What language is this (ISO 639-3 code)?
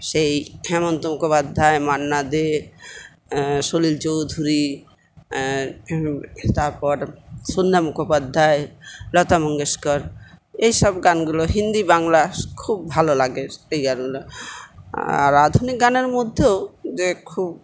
ben